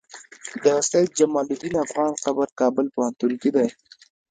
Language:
Pashto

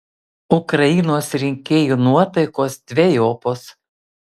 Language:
Lithuanian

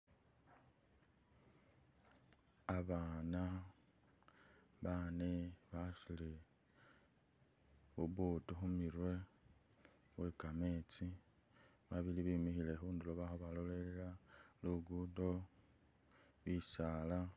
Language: Masaaba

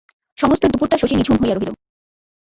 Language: Bangla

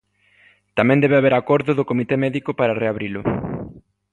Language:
Galician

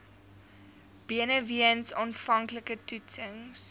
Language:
Afrikaans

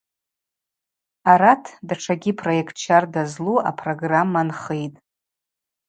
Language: Abaza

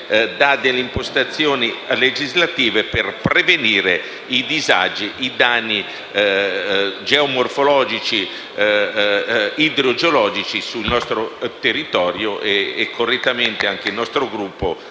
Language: Italian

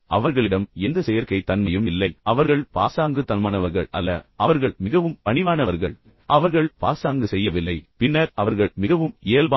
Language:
Tamil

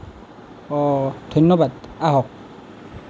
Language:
Assamese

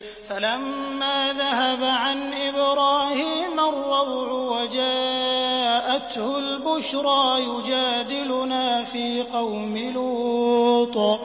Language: Arabic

